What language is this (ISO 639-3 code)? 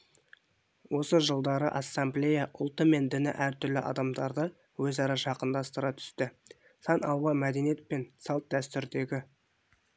kaz